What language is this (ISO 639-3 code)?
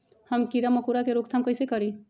mag